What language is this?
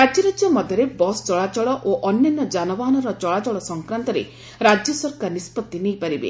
Odia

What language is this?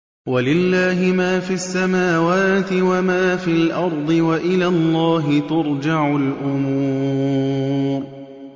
Arabic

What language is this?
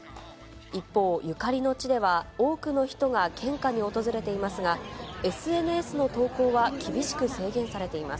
Japanese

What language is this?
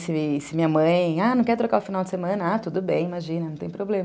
Portuguese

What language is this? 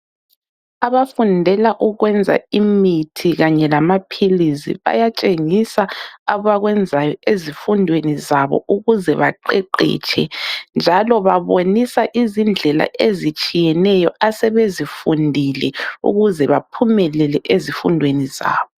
North Ndebele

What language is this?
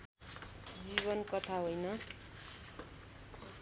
Nepali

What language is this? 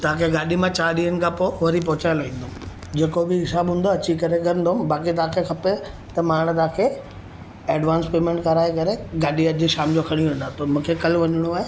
Sindhi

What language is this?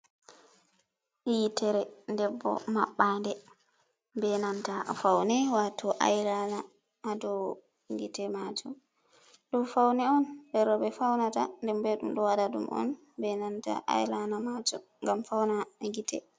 Fula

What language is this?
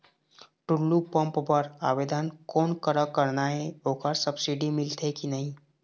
Chhattisgarhi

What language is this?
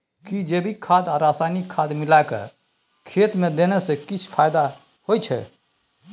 Maithili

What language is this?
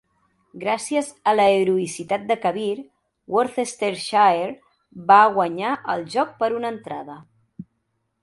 Catalan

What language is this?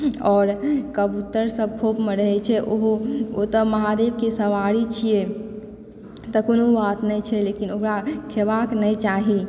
Maithili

